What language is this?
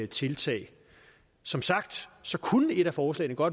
Danish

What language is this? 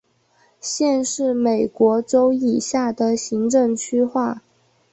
Chinese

